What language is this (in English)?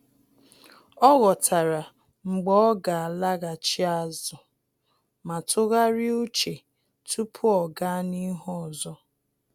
Igbo